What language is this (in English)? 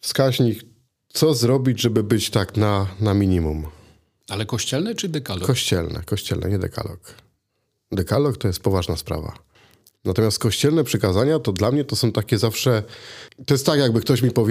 Polish